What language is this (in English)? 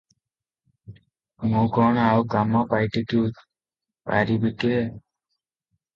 Odia